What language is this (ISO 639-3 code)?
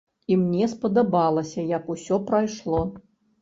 bel